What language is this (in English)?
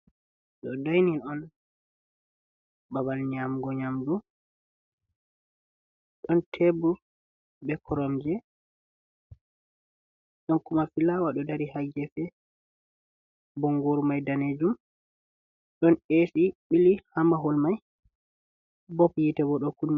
Fula